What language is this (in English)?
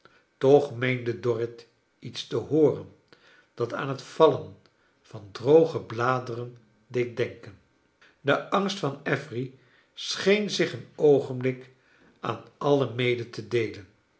Dutch